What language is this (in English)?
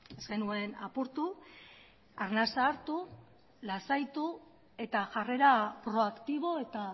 Basque